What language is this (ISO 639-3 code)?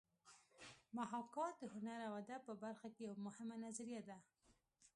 pus